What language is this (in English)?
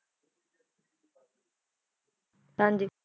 Punjabi